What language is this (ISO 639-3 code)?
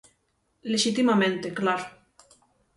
glg